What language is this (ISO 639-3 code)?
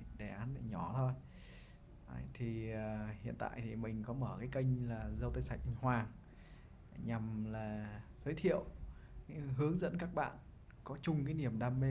vie